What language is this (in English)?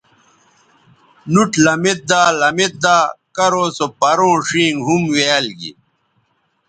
Bateri